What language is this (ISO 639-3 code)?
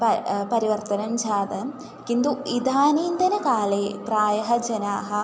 san